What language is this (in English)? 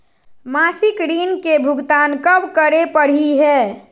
Magahi